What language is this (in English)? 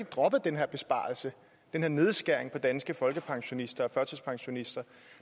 Danish